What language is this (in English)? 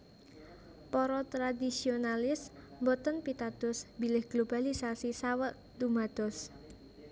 Javanese